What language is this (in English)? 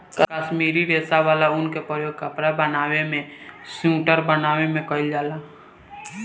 Bhojpuri